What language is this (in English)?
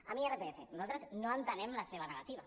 Catalan